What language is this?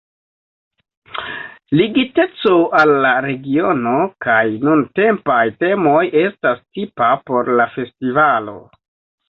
Esperanto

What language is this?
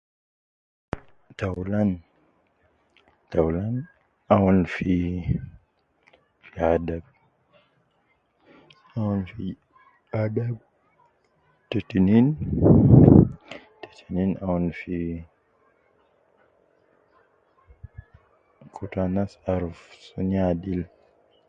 Nubi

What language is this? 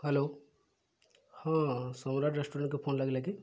Odia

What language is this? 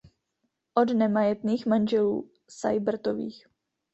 Czech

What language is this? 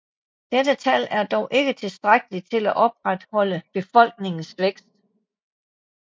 Danish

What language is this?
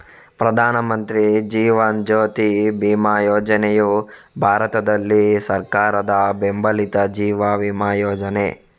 Kannada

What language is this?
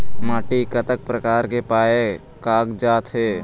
Chhattisgarhi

